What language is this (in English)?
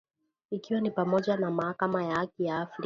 Swahili